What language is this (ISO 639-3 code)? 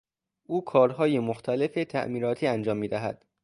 fas